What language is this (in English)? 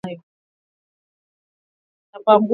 Swahili